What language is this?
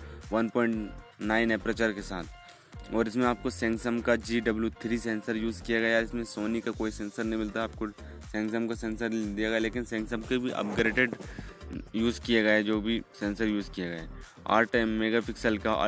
Hindi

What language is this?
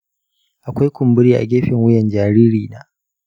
Hausa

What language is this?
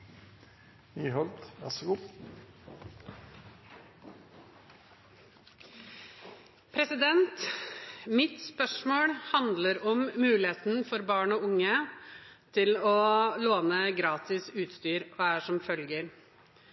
Norwegian Bokmål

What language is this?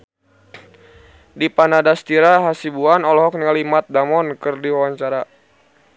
Sundanese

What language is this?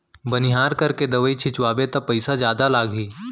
Chhattisgarhi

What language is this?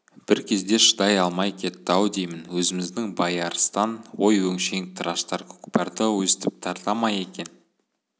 Kazakh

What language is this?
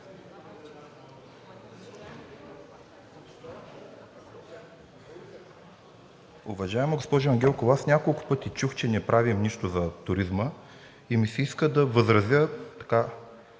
Bulgarian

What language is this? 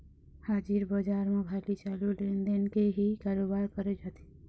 Chhattisgarhi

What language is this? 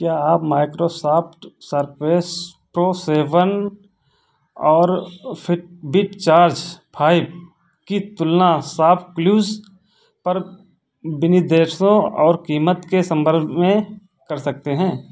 Hindi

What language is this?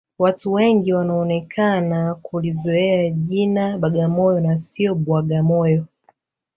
Swahili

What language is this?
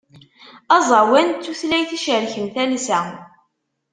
Kabyle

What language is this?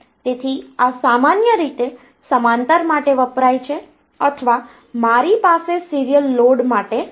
Gujarati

